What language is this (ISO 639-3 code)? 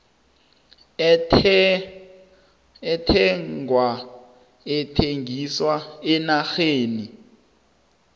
nbl